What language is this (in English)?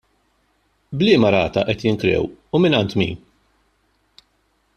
Maltese